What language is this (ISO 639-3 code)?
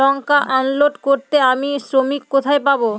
ben